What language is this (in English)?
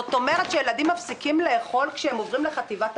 Hebrew